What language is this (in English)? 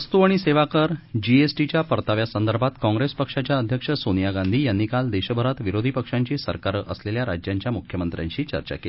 Marathi